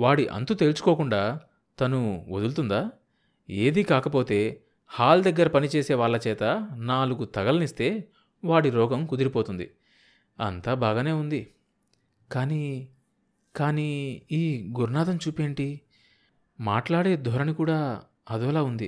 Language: Telugu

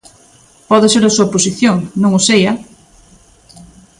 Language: Galician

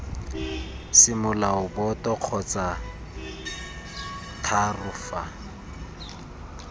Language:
Tswana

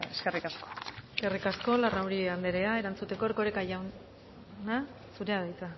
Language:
Basque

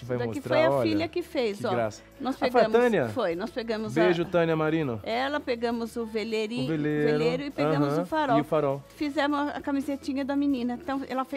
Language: Portuguese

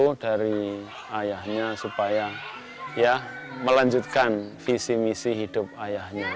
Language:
Indonesian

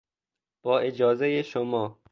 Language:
Persian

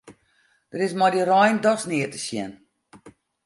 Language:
Western Frisian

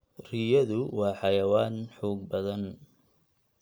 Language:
Somali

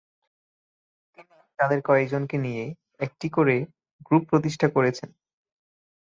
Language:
Bangla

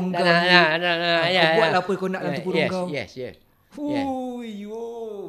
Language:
Malay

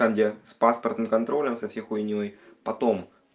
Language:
Russian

